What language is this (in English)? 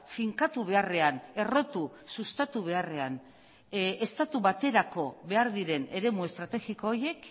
Basque